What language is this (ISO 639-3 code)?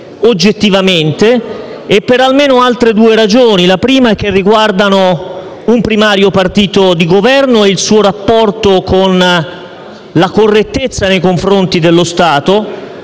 ita